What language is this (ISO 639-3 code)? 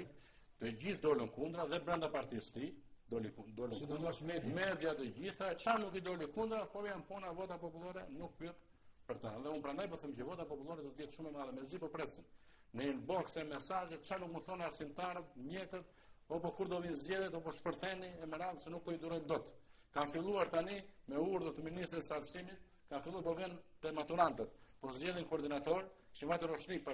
ron